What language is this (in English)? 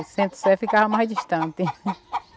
Portuguese